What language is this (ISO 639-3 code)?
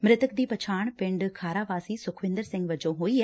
pan